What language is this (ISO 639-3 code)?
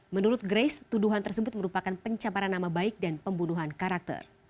ind